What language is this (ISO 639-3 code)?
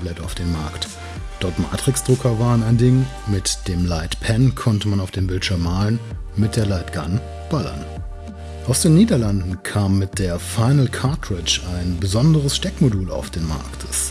deu